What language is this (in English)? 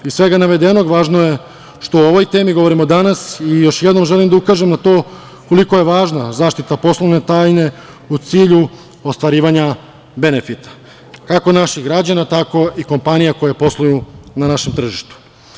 Serbian